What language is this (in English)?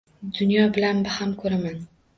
Uzbek